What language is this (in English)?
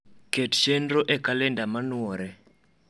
Luo (Kenya and Tanzania)